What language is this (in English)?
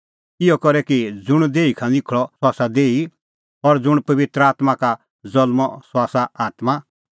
Kullu Pahari